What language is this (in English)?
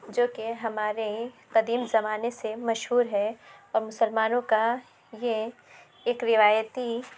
Urdu